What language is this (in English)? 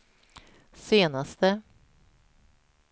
Swedish